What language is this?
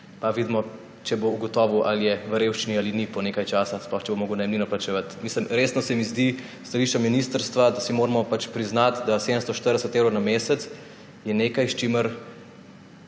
Slovenian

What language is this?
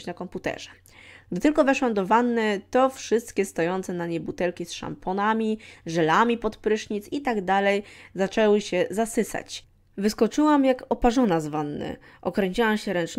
Polish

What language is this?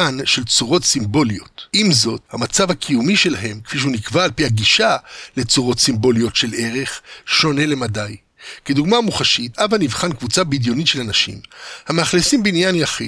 Hebrew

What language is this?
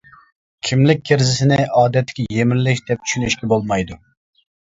Uyghur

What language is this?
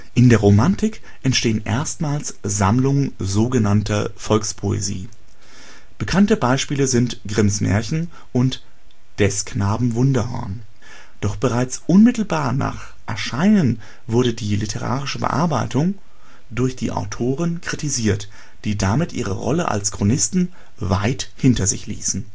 German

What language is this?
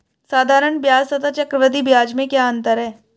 Hindi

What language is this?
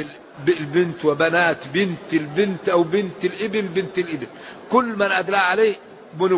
Arabic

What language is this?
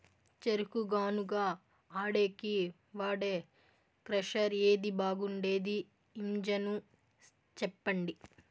Telugu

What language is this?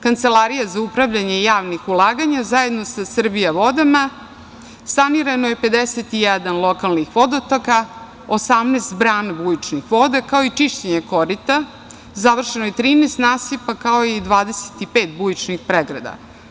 Serbian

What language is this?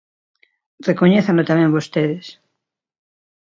Galician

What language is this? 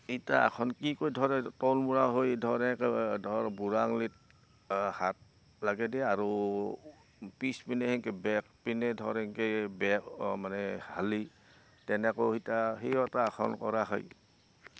Assamese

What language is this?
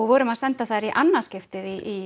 Icelandic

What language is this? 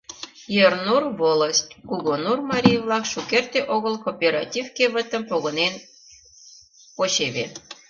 Mari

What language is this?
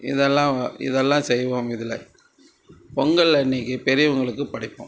Tamil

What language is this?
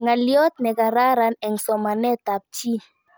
Kalenjin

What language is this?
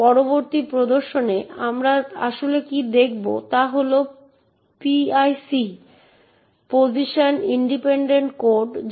Bangla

